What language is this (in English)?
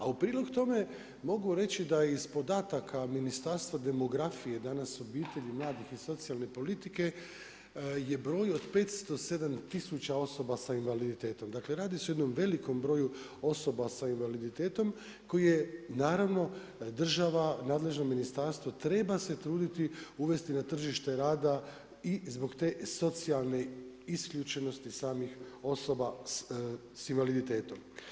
Croatian